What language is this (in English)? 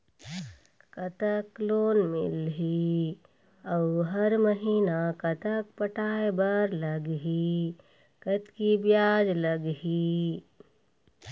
Chhattisgarhi